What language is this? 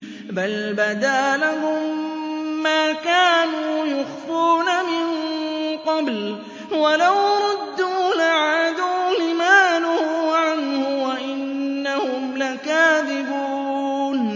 Arabic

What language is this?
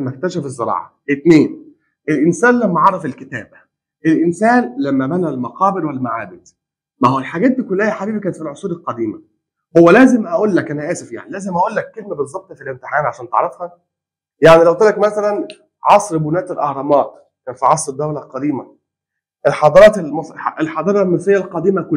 Arabic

